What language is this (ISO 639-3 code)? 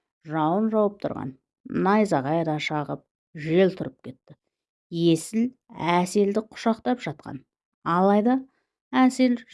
tur